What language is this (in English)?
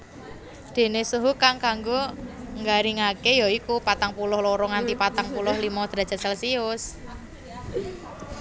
Javanese